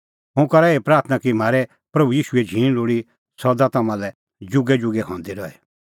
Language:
Kullu Pahari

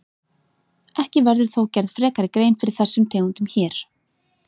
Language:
Icelandic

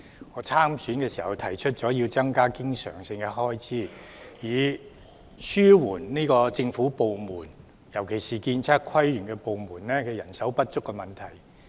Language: Cantonese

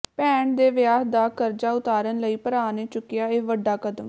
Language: Punjabi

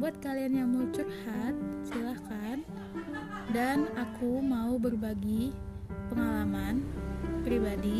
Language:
Indonesian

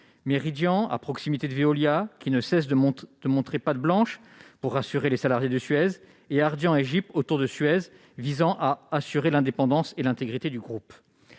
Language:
French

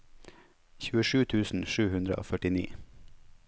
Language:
Norwegian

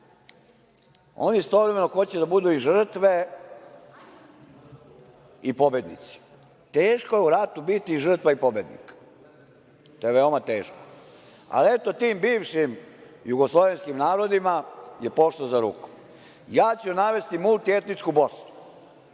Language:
Serbian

